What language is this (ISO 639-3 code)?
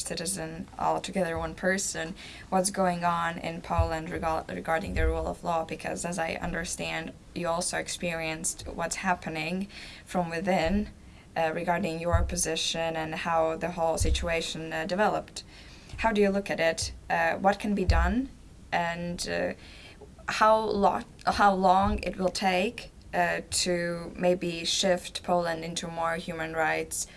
eng